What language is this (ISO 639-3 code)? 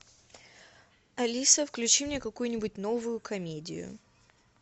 rus